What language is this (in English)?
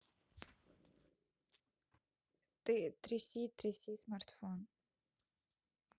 Russian